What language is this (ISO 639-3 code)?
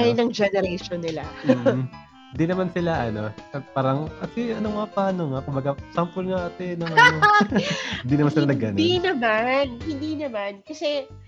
fil